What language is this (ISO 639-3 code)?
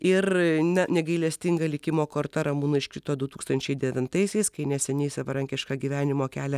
lit